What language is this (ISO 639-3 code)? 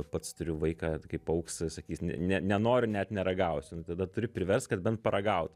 lit